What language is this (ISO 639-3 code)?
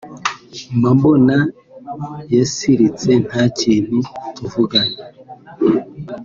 kin